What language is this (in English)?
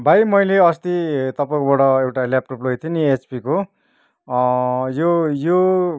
Nepali